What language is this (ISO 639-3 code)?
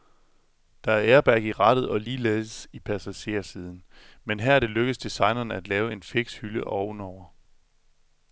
dan